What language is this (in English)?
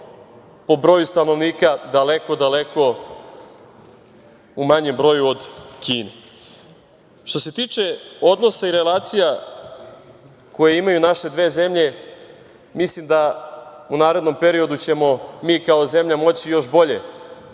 Serbian